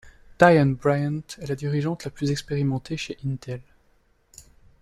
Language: French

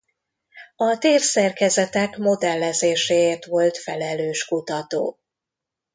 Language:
Hungarian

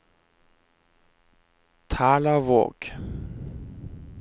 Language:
Norwegian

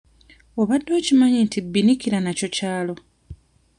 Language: Ganda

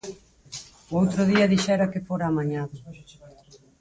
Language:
Galician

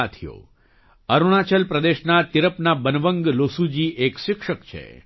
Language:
Gujarati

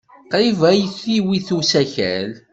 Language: Kabyle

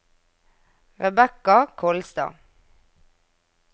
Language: Norwegian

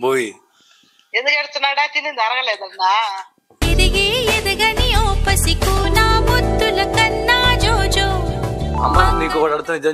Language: Telugu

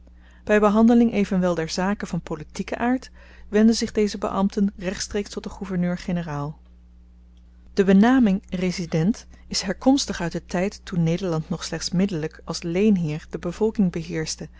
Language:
Dutch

